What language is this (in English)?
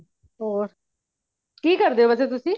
Punjabi